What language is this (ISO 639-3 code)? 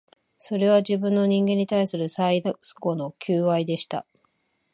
jpn